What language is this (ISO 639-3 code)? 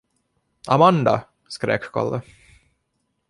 swe